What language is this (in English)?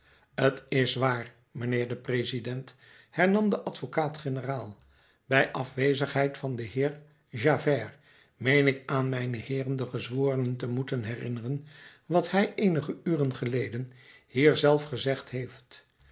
Dutch